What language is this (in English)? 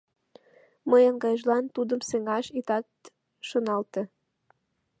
Mari